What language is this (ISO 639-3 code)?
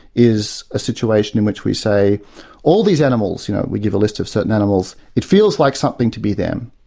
eng